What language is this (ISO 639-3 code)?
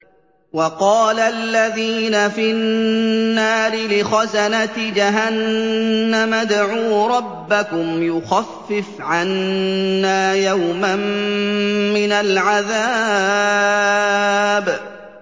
ara